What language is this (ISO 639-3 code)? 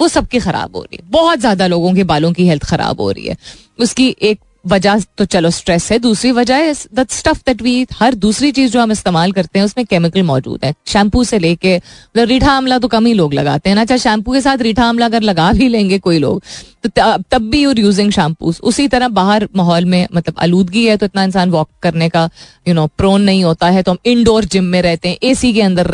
hin